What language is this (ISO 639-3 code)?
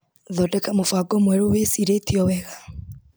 kik